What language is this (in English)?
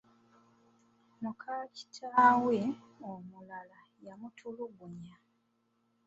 Ganda